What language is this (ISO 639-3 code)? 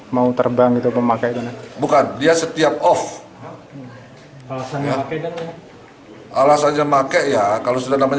ind